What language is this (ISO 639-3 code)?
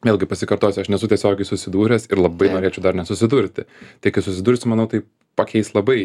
lit